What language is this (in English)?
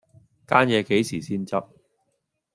Cantonese